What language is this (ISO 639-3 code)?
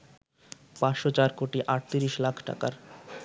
ben